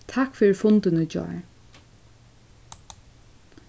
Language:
Faroese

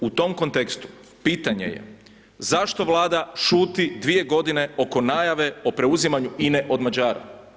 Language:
Croatian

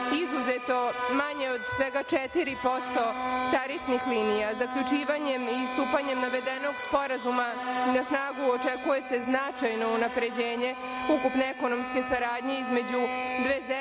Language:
Serbian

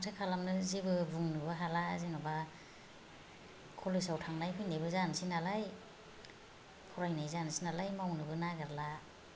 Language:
Bodo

